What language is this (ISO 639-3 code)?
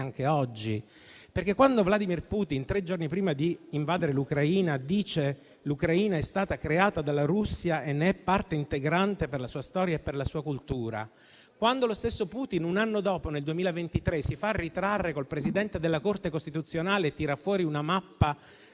ita